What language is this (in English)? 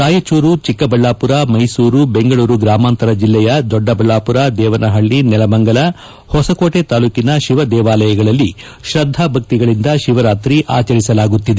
Kannada